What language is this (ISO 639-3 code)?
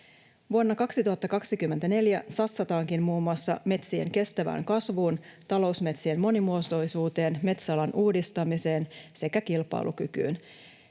fin